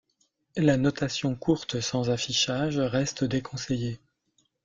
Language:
French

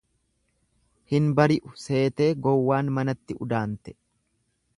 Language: Oromo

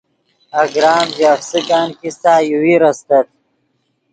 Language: Yidgha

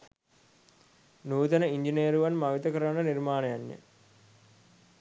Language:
Sinhala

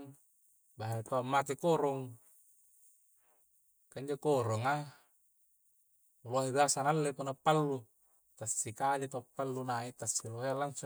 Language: Coastal Konjo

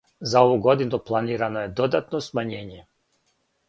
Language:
Serbian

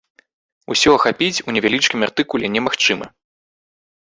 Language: Belarusian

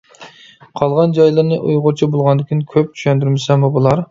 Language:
Uyghur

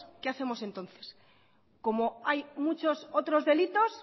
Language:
Spanish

